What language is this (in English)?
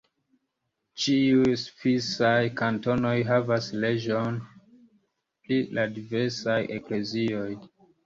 Esperanto